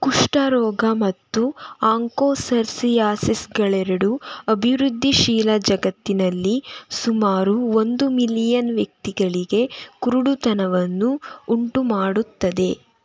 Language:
Kannada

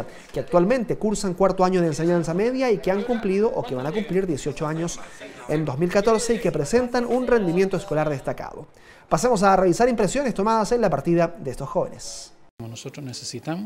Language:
Spanish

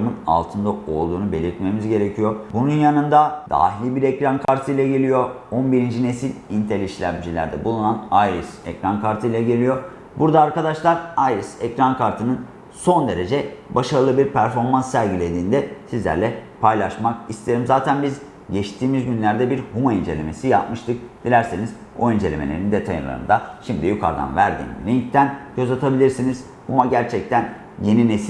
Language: Turkish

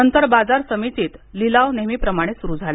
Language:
Marathi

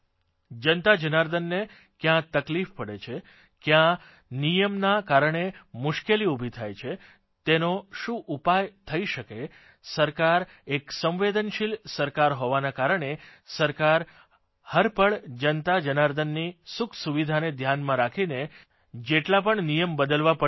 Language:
Gujarati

